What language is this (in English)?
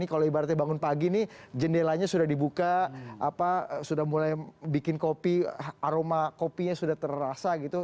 Indonesian